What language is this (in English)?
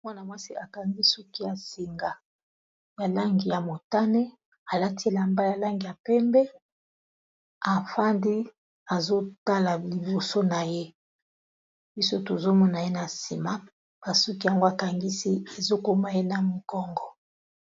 Lingala